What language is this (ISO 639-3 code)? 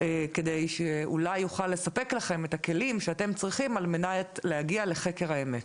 heb